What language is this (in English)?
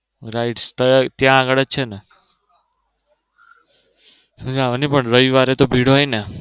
Gujarati